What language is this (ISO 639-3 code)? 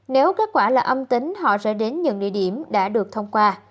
vie